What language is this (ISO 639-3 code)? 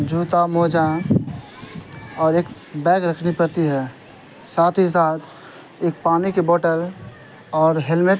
urd